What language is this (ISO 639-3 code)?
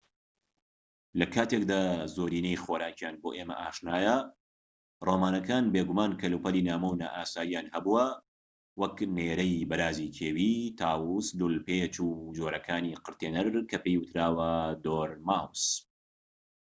ckb